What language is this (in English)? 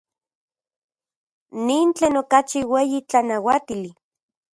Central Puebla Nahuatl